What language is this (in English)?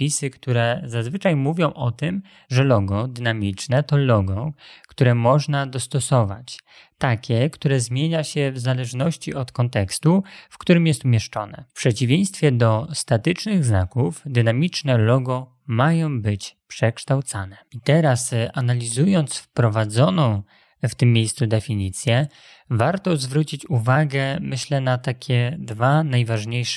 Polish